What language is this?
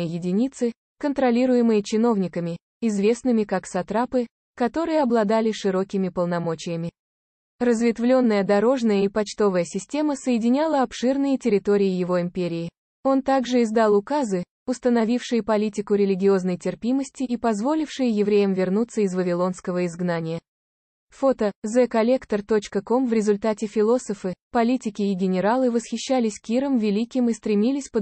Russian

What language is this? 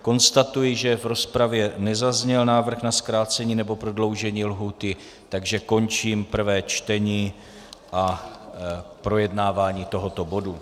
Czech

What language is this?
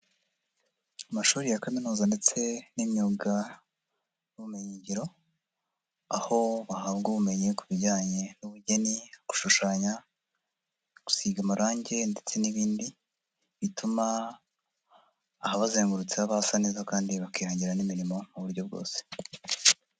Kinyarwanda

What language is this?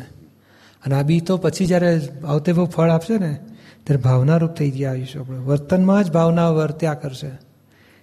Gujarati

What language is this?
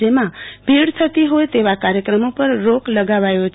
Gujarati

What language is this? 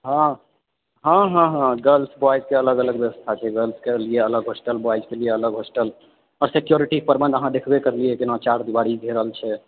Maithili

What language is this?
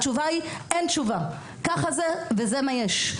Hebrew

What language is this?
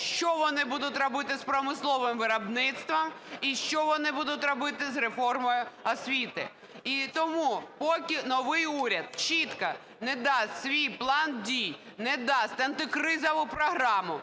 Ukrainian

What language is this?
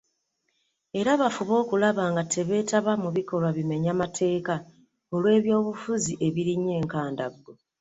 Ganda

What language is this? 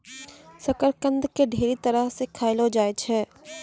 Maithili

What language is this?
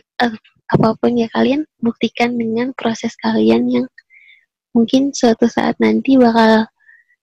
Indonesian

